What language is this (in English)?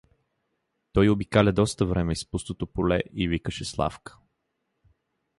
Bulgarian